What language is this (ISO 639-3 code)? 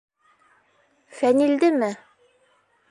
bak